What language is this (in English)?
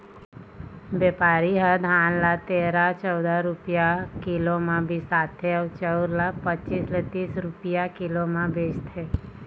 Chhattisgarhi